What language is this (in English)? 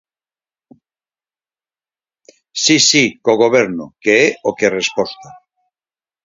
Galician